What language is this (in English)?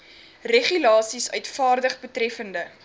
Afrikaans